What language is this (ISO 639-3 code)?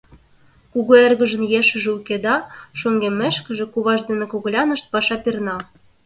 chm